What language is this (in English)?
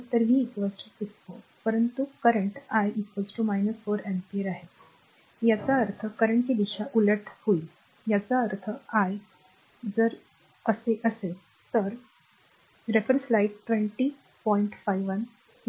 Marathi